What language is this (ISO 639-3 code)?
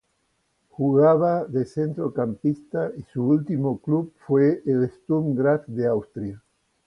spa